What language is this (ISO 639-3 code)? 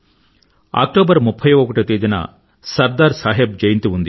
tel